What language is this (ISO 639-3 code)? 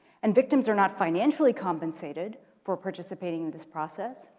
eng